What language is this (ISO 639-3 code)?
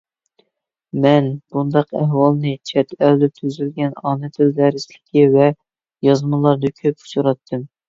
uig